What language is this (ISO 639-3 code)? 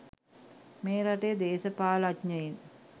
sin